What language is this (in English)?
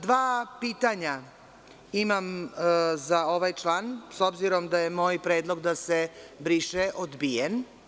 Serbian